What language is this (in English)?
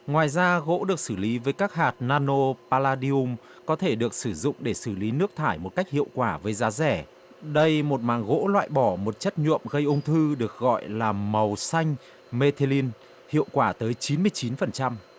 Vietnamese